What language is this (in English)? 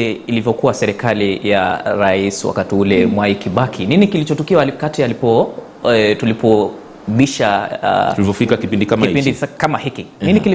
Swahili